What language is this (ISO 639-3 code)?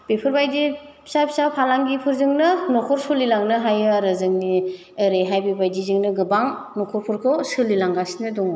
brx